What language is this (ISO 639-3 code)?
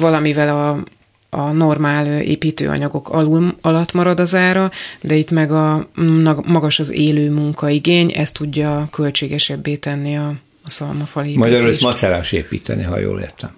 hun